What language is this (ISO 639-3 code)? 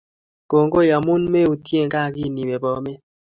kln